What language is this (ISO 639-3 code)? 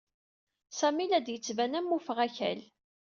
kab